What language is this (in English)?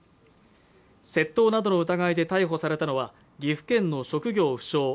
Japanese